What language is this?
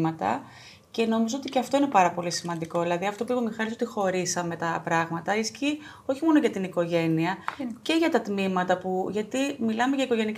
Greek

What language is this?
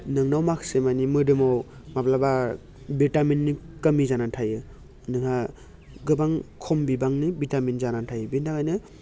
Bodo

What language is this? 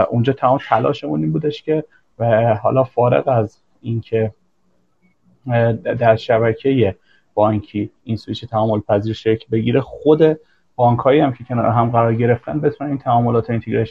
Persian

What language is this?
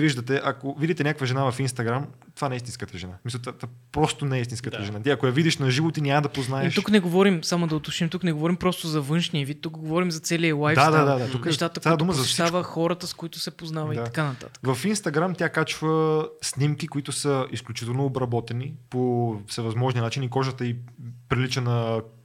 Bulgarian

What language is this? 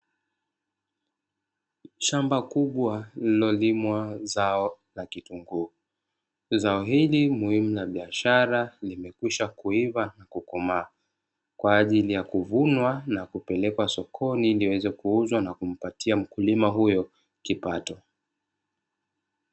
Swahili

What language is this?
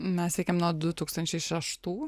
Lithuanian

